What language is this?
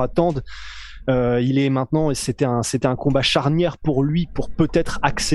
French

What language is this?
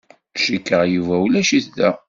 Kabyle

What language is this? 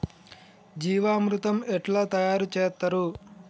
Telugu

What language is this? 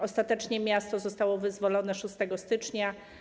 Polish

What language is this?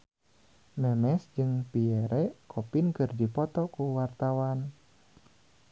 Sundanese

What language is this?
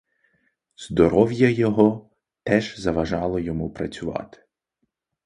Ukrainian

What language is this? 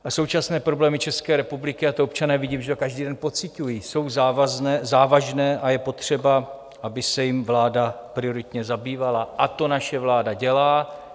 Czech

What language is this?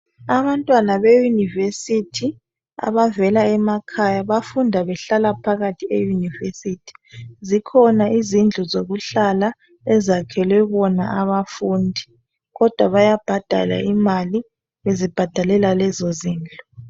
North Ndebele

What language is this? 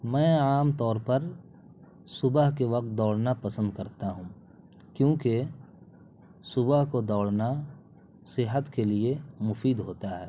Urdu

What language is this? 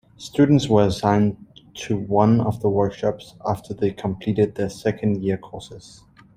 English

